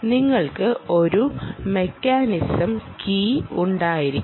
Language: Malayalam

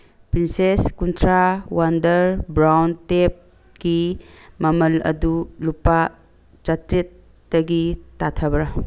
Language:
Manipuri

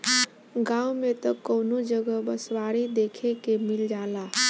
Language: Bhojpuri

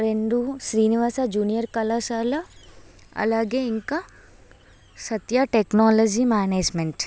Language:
Telugu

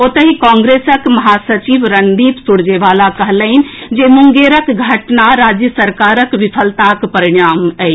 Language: Maithili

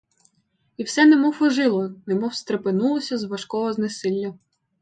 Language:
Ukrainian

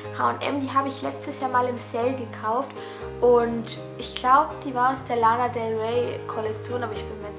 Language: German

